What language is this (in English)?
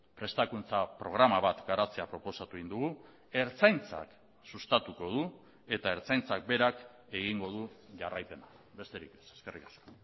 Basque